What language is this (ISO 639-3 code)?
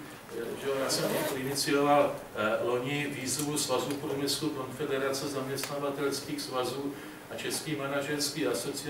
ces